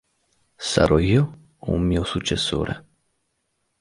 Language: Italian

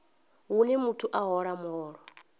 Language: Venda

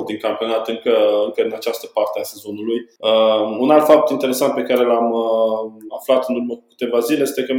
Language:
Romanian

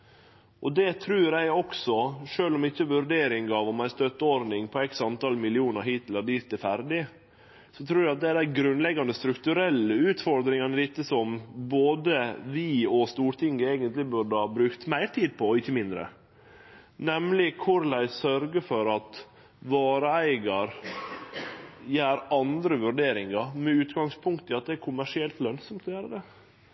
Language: Norwegian Nynorsk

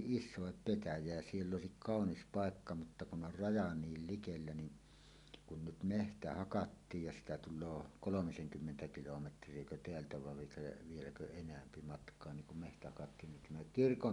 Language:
Finnish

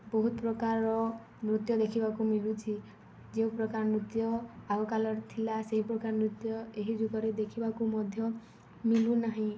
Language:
Odia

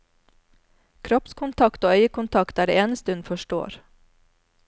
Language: Norwegian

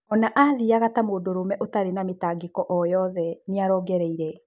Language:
Kikuyu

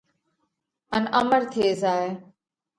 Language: Parkari Koli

